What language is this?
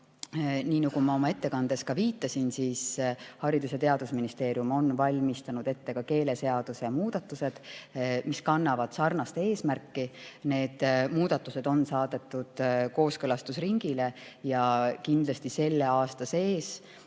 Estonian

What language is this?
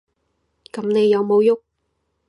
Cantonese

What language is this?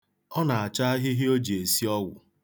Igbo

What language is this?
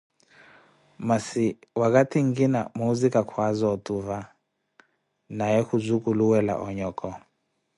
Koti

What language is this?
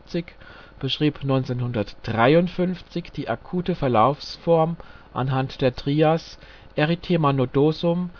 German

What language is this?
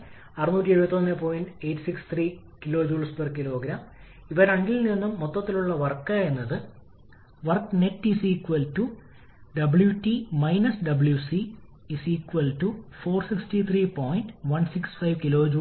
Malayalam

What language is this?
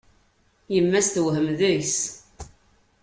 Kabyle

